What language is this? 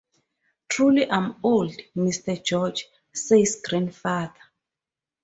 English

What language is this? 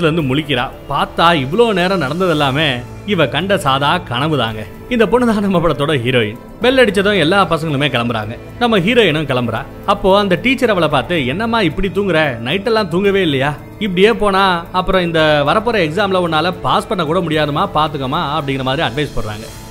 Tamil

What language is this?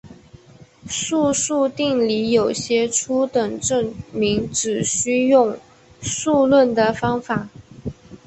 Chinese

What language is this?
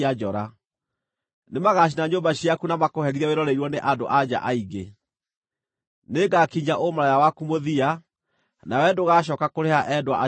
Kikuyu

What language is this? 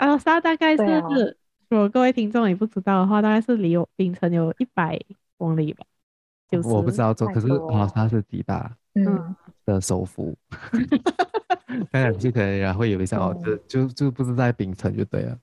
Chinese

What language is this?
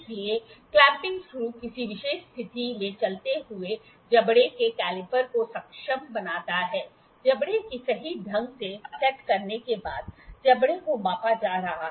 Hindi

